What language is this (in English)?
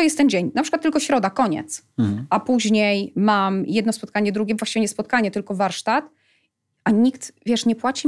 Polish